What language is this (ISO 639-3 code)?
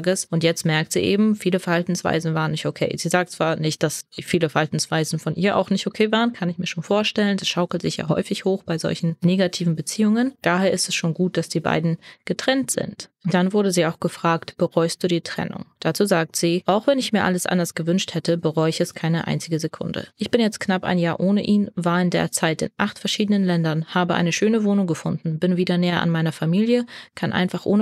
deu